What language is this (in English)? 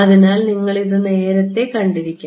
Malayalam